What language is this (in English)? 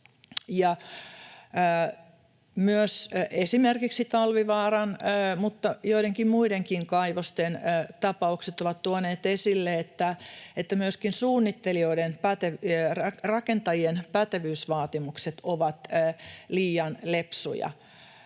Finnish